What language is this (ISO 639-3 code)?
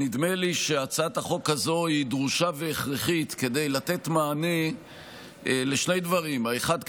heb